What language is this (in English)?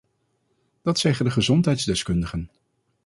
Dutch